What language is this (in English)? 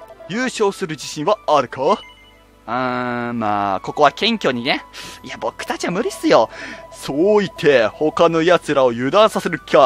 Japanese